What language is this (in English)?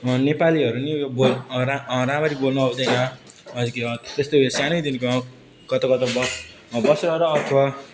Nepali